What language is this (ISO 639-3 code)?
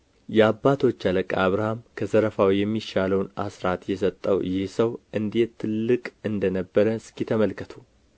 amh